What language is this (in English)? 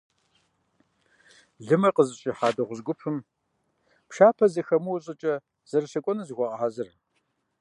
Kabardian